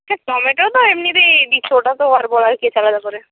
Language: Bangla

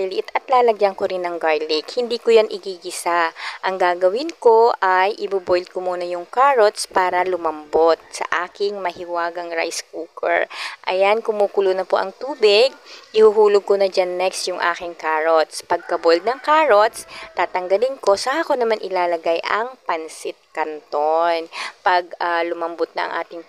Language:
Filipino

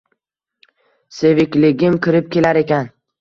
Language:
Uzbek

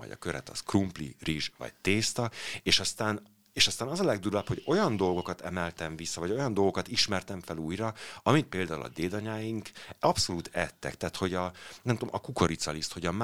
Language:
Hungarian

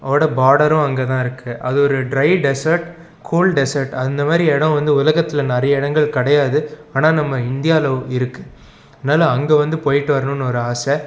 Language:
Tamil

